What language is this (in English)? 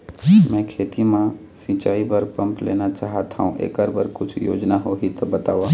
Chhattisgarhi